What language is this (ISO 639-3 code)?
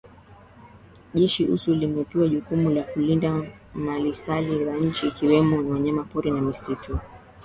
swa